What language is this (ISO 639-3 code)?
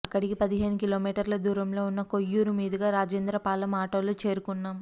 tel